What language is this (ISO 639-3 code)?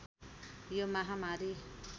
nep